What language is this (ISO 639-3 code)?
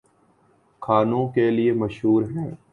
urd